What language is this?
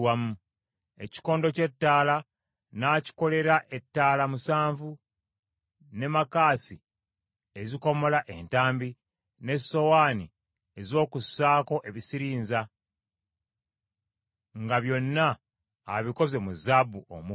Ganda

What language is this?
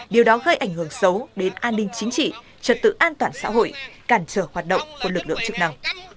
Vietnamese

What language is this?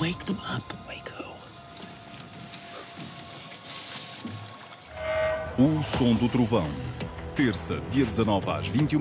Portuguese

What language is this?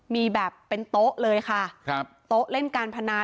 Thai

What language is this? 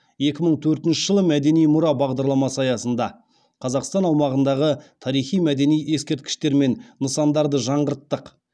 Kazakh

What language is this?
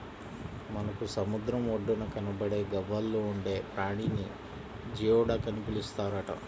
Telugu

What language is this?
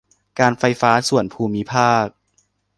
Thai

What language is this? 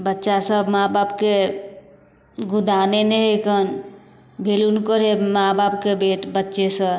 Maithili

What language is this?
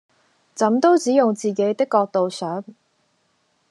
Cantonese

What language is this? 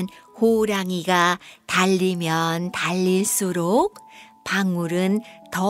Korean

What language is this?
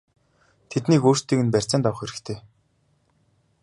Mongolian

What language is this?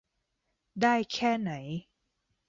Thai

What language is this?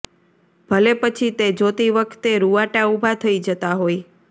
Gujarati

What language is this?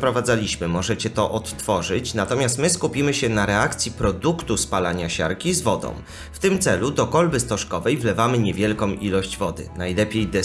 Polish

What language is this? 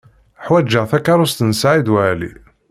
Kabyle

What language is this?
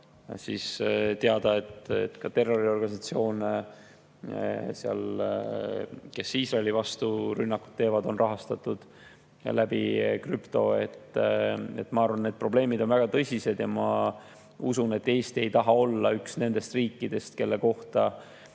Estonian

